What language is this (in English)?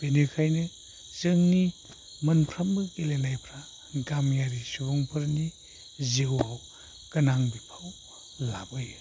Bodo